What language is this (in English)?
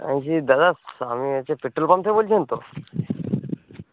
Bangla